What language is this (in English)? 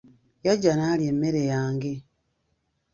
Ganda